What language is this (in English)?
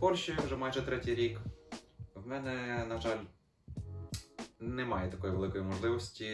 Ukrainian